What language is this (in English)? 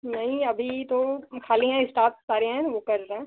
Hindi